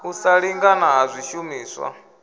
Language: Venda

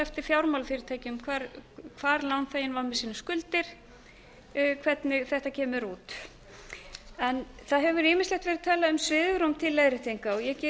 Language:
Icelandic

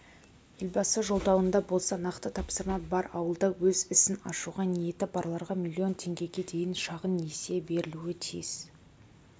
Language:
Kazakh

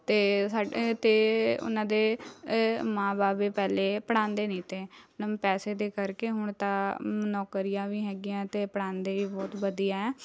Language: Punjabi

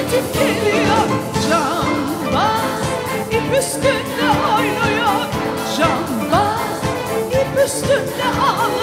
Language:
Turkish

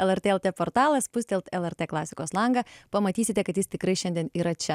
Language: Lithuanian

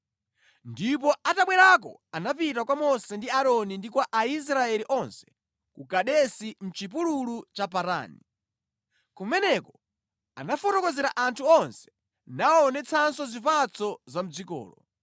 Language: Nyanja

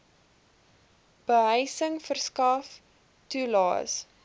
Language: Afrikaans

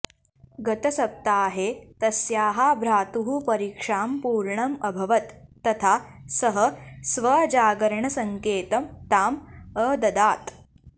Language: Sanskrit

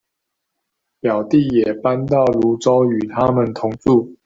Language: Chinese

